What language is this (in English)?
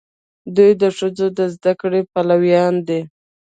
Pashto